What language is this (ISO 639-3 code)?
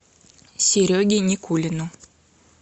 rus